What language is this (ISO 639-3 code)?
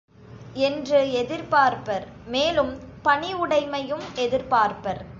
tam